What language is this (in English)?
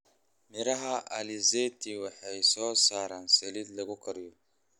Somali